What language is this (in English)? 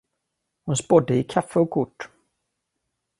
Swedish